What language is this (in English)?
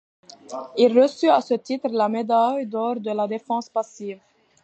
French